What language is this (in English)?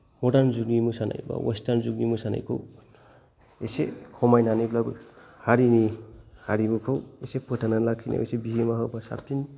Bodo